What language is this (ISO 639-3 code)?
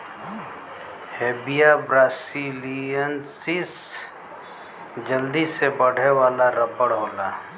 bho